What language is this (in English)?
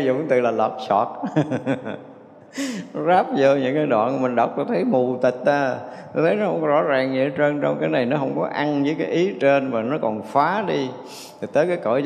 Vietnamese